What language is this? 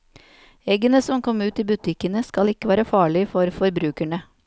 Norwegian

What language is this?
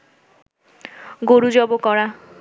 Bangla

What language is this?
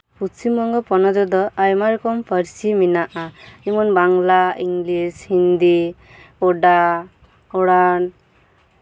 Santali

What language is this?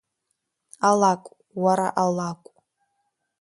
Abkhazian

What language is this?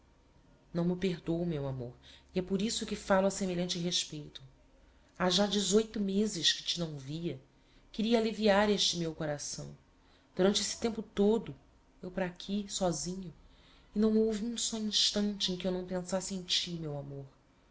Portuguese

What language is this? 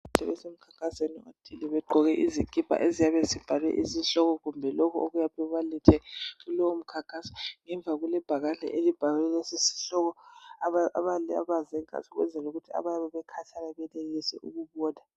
North Ndebele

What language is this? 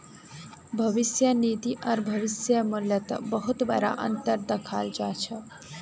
Magahi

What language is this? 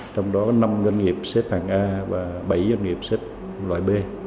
Vietnamese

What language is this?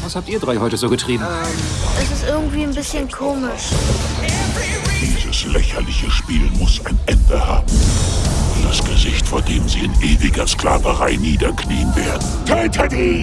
German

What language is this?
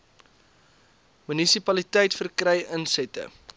Afrikaans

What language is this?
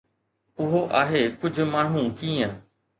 Sindhi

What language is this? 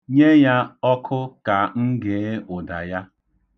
Igbo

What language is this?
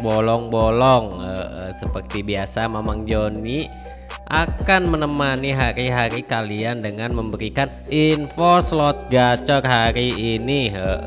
Indonesian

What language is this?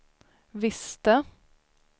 Swedish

